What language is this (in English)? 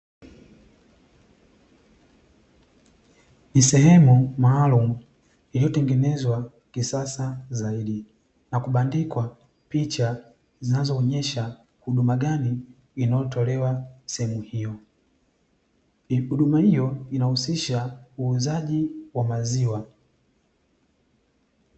Swahili